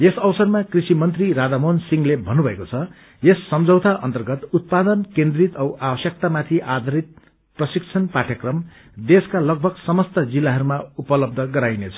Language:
Nepali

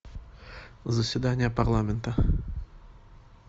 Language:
Russian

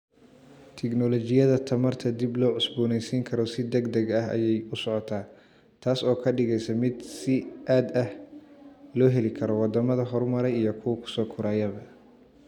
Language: Somali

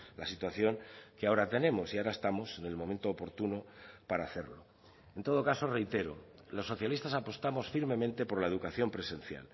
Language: Spanish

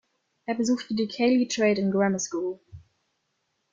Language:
German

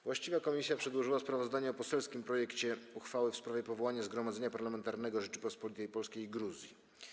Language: Polish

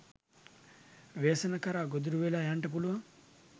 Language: Sinhala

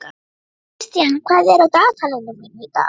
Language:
Icelandic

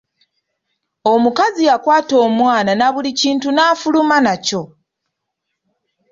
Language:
Ganda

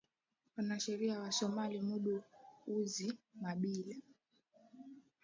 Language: Swahili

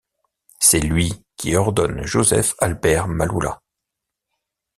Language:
French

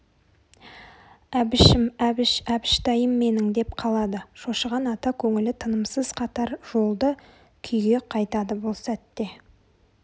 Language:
Kazakh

